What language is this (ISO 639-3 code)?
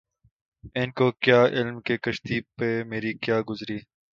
urd